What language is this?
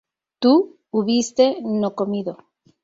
Spanish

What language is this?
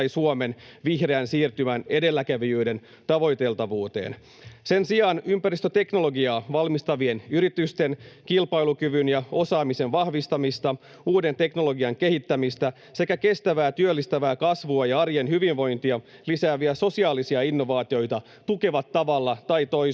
Finnish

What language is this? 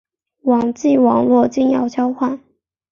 Chinese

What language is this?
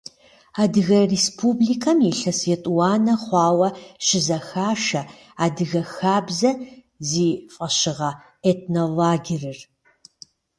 Kabardian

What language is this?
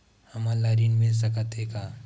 Chhattisgarhi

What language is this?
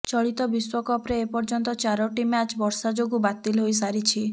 Odia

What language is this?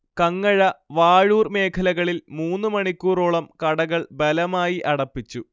Malayalam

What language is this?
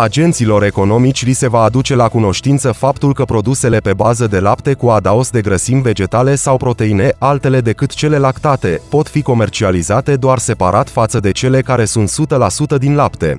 Romanian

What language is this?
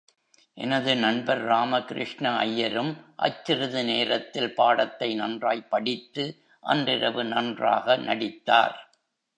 Tamil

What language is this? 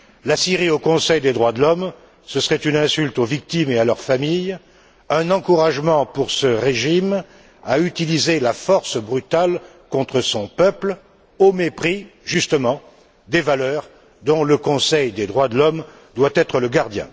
French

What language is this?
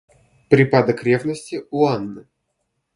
Russian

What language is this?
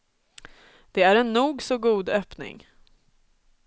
Swedish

